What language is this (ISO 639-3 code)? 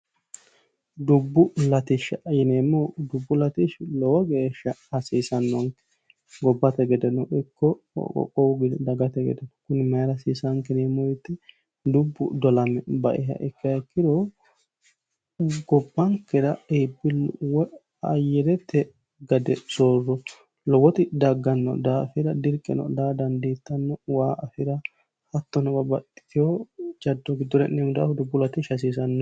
sid